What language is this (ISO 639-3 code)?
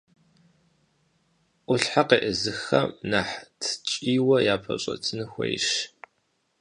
kbd